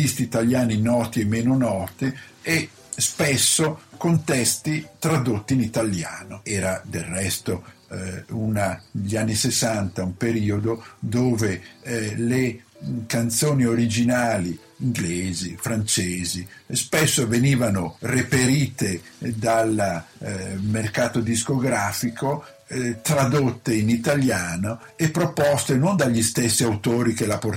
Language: Italian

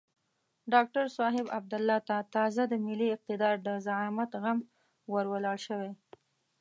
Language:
Pashto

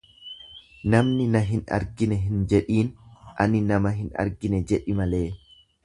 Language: Oromo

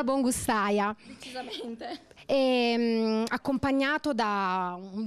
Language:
Italian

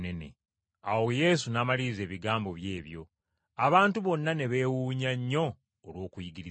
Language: Ganda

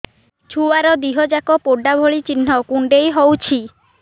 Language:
Odia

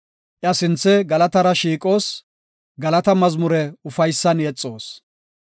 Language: Gofa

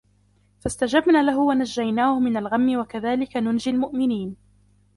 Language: Arabic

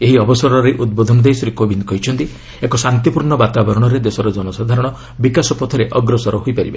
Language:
Odia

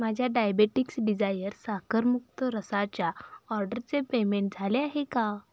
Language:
Marathi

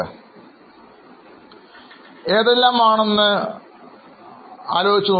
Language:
Malayalam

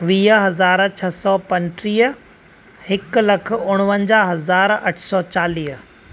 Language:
Sindhi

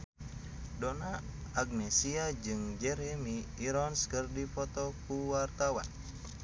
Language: Sundanese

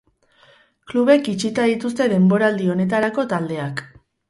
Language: Basque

